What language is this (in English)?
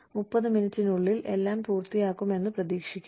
Malayalam